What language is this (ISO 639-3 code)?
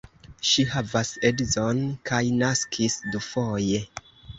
epo